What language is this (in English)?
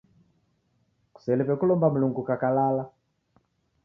Taita